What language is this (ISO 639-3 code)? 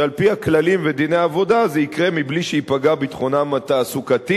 heb